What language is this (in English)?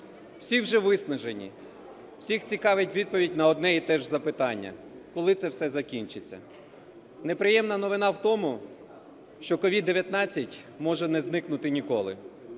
Ukrainian